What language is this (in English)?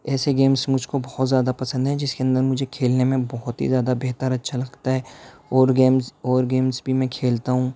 Urdu